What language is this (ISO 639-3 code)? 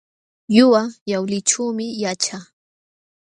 qxw